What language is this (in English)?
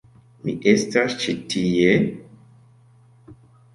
Esperanto